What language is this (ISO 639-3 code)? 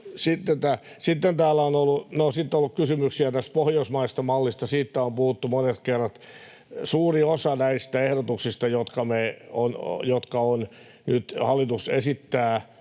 fin